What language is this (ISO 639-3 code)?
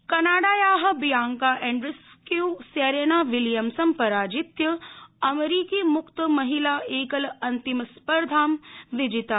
san